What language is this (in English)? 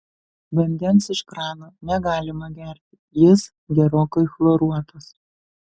Lithuanian